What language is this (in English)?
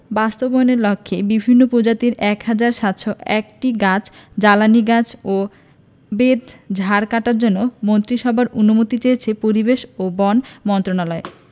Bangla